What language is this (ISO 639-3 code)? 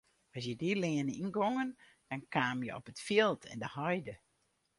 fry